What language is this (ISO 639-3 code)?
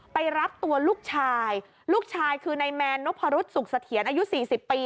tha